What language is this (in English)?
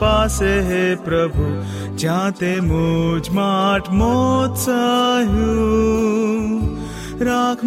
Hindi